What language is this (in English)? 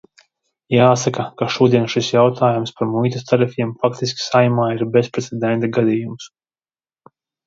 Latvian